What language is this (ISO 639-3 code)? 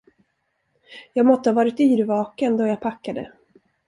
swe